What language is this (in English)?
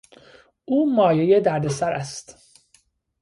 Persian